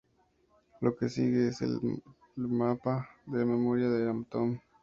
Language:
Spanish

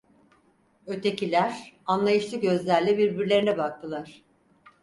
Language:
Turkish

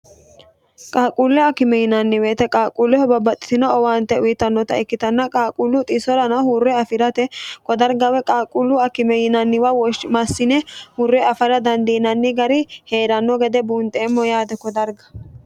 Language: Sidamo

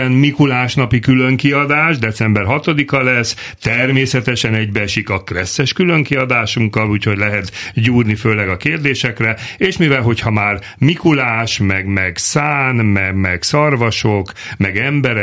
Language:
Hungarian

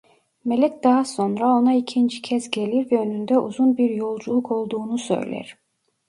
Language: Turkish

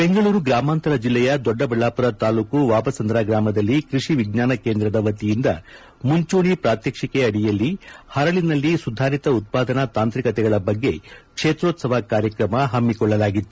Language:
Kannada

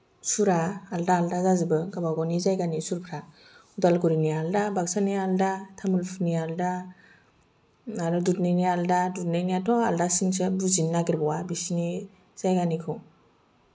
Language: Bodo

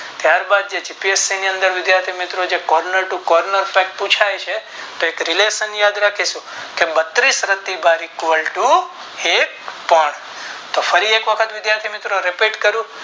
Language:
Gujarati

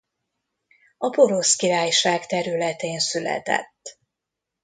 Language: Hungarian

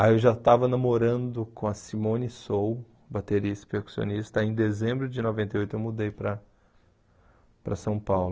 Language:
Portuguese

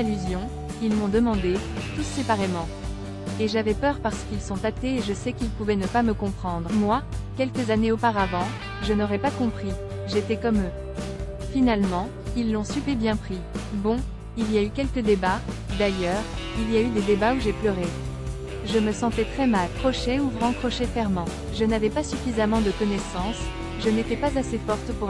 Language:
French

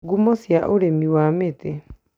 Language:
Kikuyu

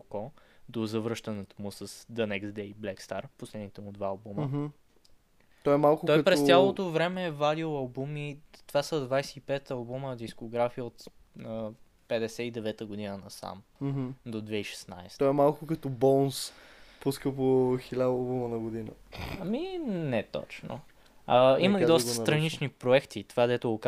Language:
Bulgarian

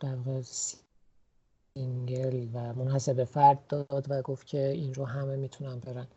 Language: Persian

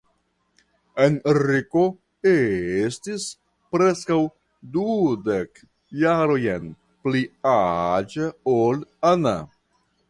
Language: Esperanto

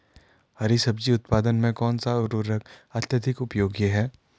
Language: Hindi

